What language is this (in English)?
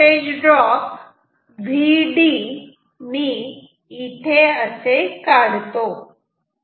Marathi